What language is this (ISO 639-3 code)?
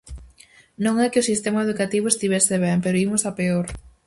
glg